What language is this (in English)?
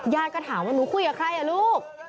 Thai